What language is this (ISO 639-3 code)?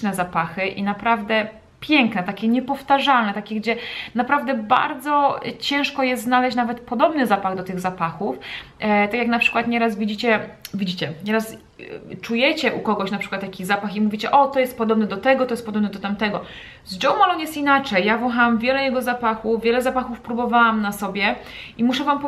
pol